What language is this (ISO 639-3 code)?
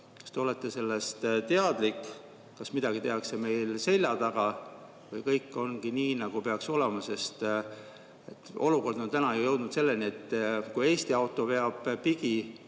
est